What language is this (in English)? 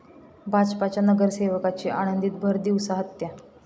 Marathi